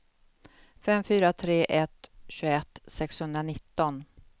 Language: Swedish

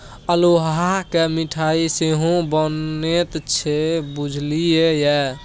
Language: Maithili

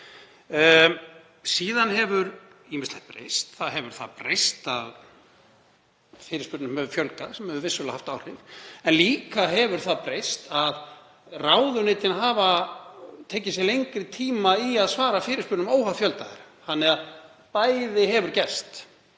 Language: Icelandic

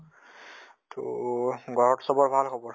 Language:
Assamese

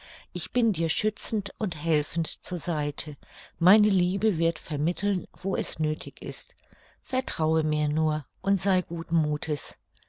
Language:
German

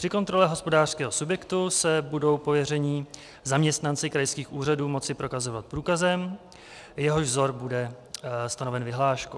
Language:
Czech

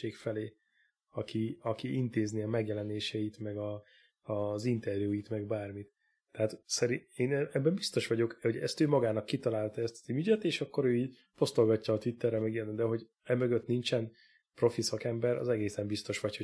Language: Hungarian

